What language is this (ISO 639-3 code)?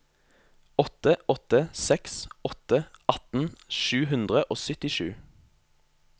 nor